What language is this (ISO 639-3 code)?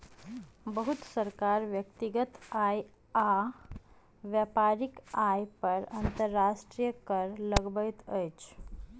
mai